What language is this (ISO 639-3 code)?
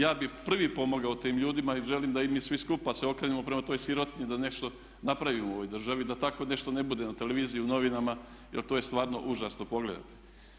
hrv